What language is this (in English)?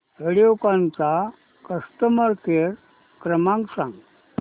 Marathi